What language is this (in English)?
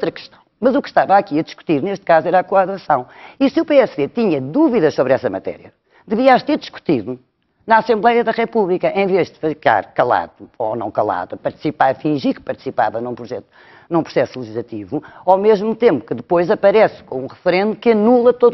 Portuguese